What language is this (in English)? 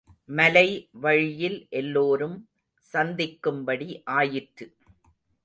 Tamil